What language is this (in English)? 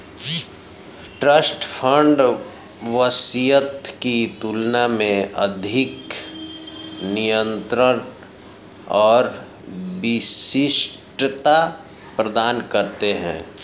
Hindi